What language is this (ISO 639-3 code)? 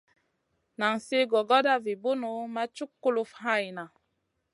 mcn